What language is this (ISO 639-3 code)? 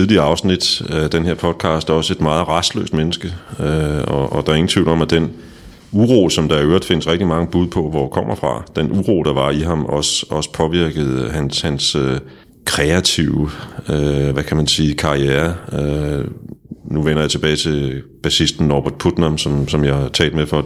dan